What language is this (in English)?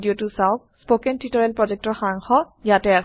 Assamese